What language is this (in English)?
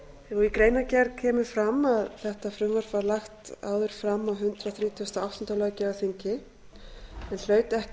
Icelandic